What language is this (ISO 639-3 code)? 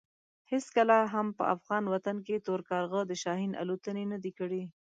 pus